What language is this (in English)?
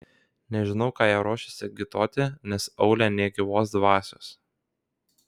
Lithuanian